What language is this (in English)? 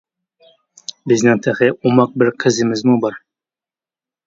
Uyghur